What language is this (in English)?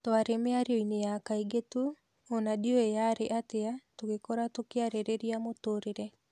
Kikuyu